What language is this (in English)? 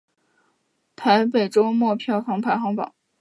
Chinese